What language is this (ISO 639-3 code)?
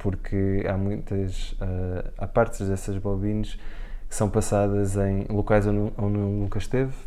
por